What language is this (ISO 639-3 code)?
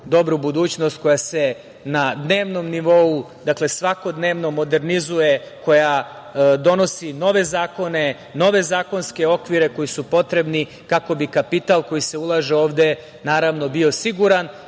srp